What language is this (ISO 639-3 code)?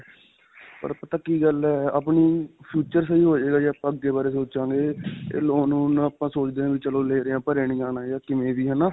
pan